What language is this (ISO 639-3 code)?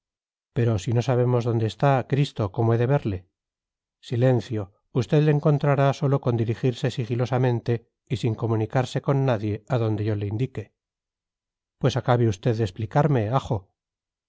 spa